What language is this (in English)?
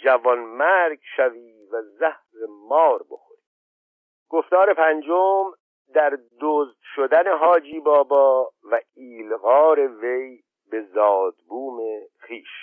Persian